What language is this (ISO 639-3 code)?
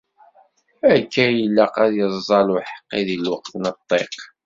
kab